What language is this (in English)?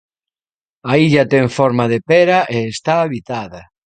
Galician